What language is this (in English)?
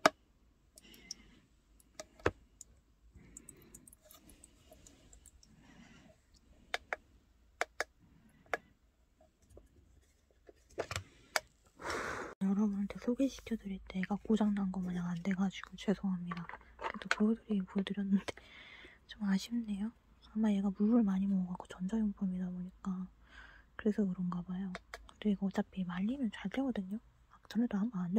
Korean